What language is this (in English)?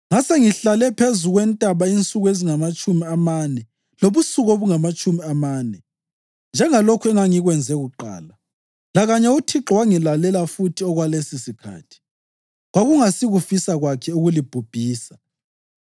North Ndebele